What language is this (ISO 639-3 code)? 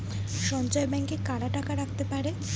ben